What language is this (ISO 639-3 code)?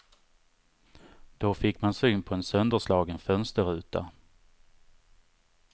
swe